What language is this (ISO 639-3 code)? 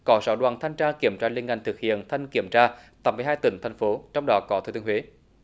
vie